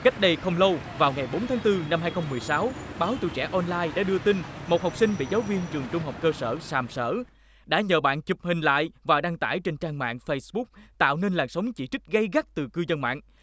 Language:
Vietnamese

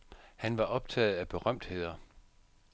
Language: Danish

